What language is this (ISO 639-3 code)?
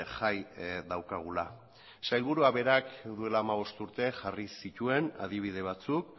eus